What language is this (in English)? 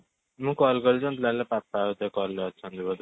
Odia